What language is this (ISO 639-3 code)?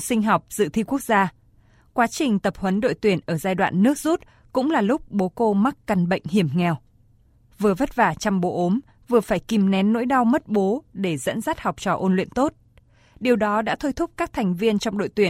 vie